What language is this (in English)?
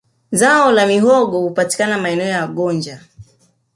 Swahili